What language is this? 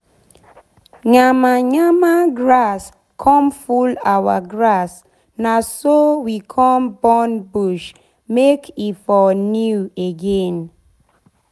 Nigerian Pidgin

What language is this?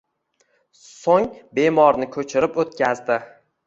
Uzbek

